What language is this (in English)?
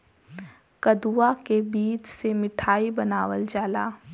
Bhojpuri